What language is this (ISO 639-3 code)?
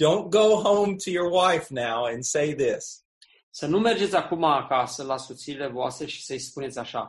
ron